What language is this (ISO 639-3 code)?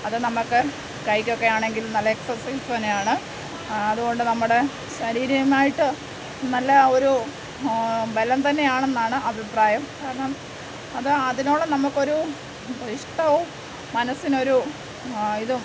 mal